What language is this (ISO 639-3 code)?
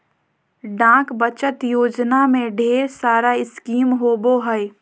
mag